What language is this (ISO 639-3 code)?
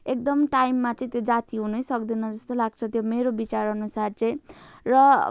nep